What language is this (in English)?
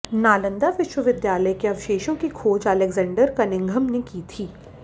Hindi